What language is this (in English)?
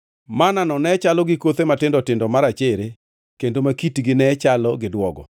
Luo (Kenya and Tanzania)